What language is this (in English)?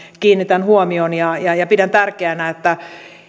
Finnish